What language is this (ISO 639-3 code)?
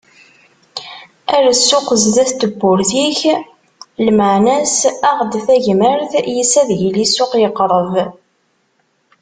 kab